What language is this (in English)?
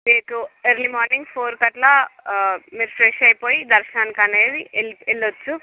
Telugu